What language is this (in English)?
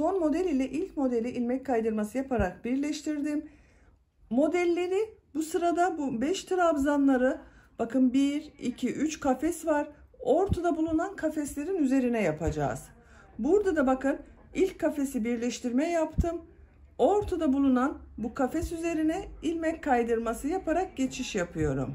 Turkish